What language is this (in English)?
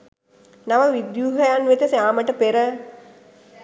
Sinhala